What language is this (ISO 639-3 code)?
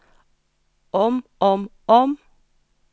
nor